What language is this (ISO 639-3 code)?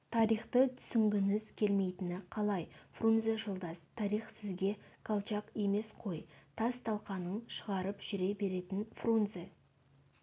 kaz